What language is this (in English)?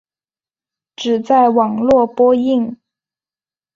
Chinese